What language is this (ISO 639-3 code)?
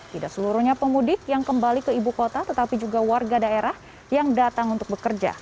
ind